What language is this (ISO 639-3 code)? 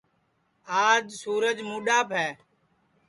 ssi